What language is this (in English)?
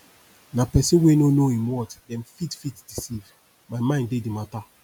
Nigerian Pidgin